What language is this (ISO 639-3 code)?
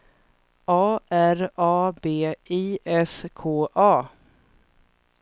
swe